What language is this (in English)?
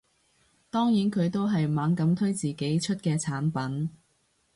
Cantonese